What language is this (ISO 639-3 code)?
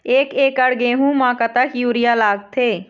hne